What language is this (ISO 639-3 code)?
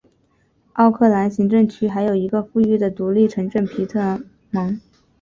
zho